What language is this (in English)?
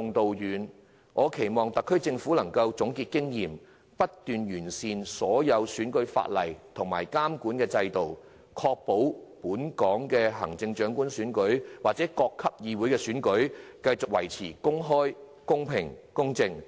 Cantonese